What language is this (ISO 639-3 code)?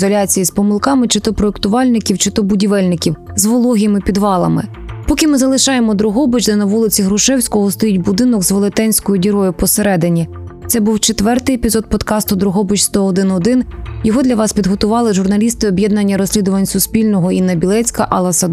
ukr